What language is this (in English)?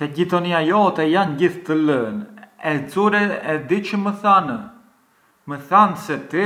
Arbëreshë Albanian